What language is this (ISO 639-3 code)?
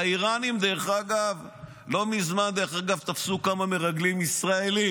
heb